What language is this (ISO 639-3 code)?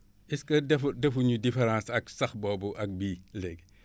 wol